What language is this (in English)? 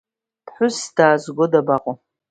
Abkhazian